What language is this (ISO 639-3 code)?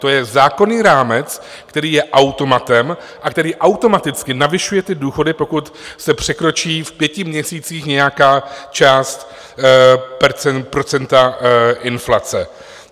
ces